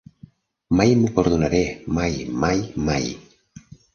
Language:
Catalan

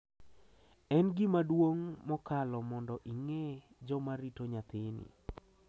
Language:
Luo (Kenya and Tanzania)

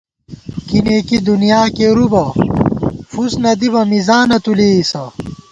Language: Gawar-Bati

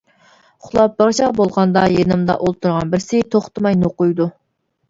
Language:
Uyghur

